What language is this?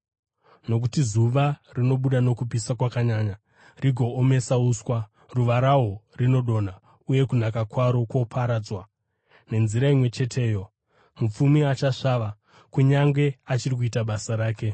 Shona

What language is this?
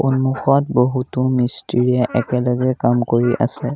Assamese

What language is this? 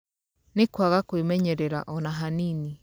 Kikuyu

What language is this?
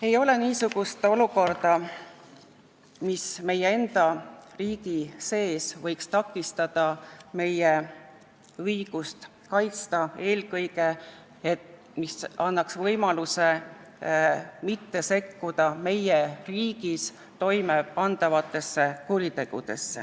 Estonian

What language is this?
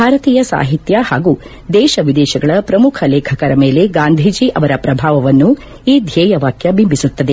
Kannada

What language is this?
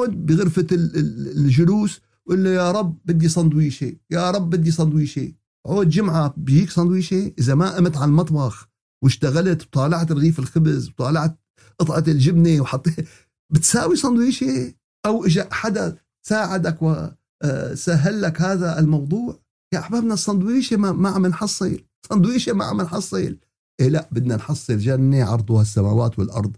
Arabic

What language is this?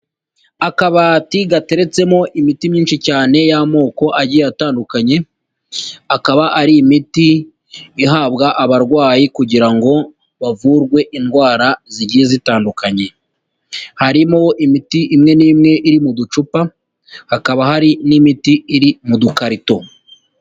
Kinyarwanda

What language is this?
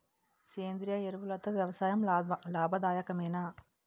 Telugu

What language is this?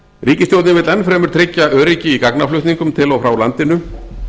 Icelandic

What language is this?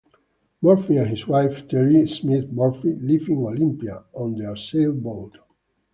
English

